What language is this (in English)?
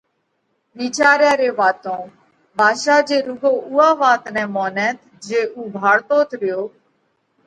Parkari Koli